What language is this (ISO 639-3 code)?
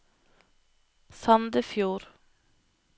nor